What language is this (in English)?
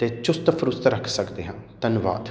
Punjabi